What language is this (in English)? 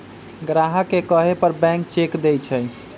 Magahi